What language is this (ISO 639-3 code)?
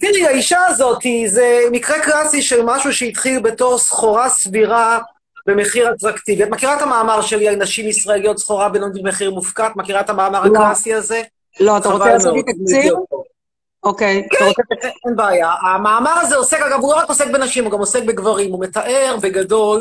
heb